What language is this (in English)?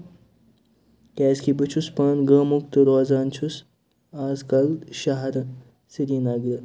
Kashmiri